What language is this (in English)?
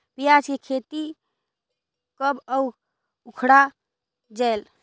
Chhattisgarhi